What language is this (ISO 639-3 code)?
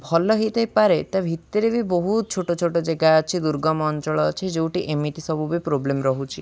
ori